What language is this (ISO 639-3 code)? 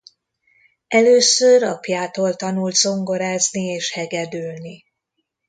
hun